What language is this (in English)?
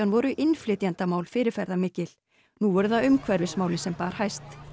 Icelandic